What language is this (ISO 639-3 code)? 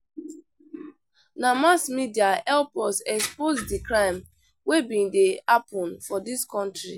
pcm